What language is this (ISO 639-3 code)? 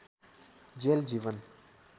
nep